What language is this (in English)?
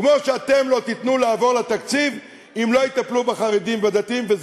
Hebrew